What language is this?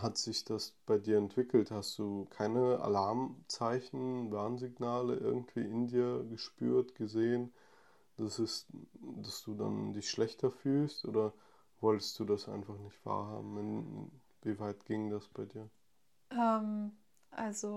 German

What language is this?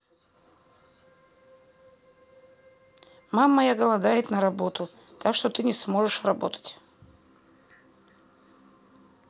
Russian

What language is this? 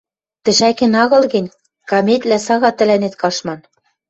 Western Mari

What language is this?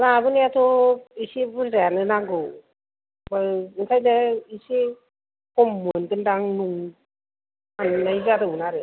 Bodo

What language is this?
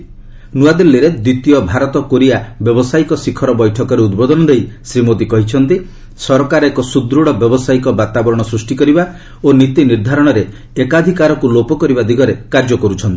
Odia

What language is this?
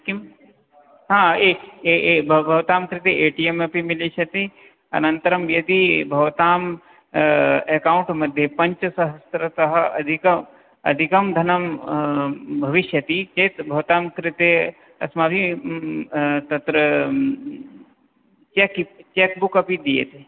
Sanskrit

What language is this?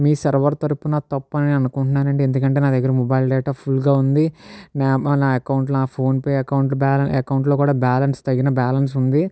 Telugu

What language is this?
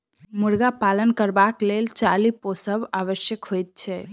Maithili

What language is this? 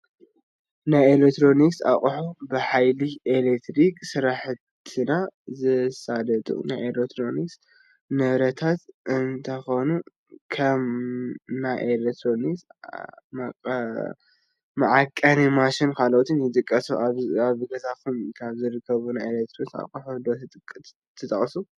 Tigrinya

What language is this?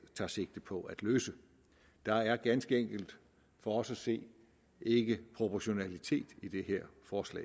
Danish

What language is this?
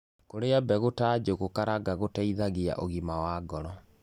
Kikuyu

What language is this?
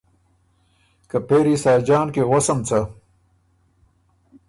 Ormuri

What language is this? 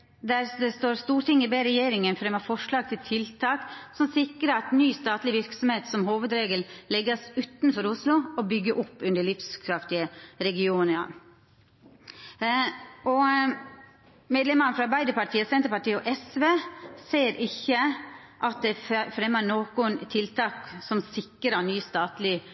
Norwegian Nynorsk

